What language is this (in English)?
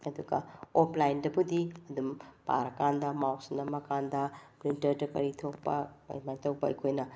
Manipuri